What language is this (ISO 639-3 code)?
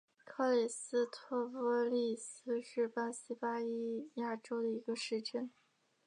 zho